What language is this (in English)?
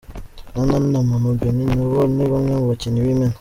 Kinyarwanda